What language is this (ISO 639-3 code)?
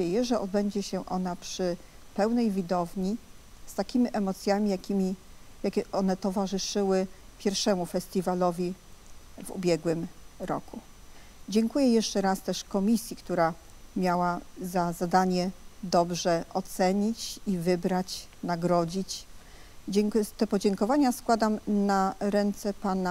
pol